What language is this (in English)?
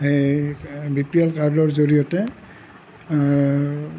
Assamese